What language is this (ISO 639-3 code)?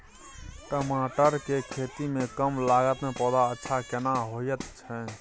mai